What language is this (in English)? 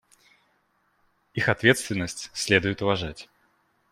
Russian